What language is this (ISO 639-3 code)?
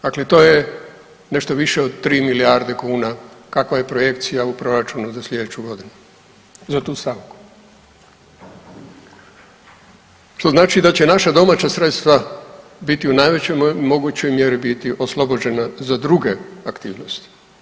hrv